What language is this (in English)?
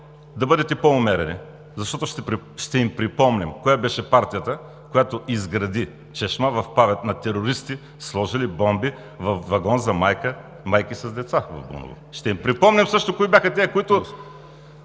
Bulgarian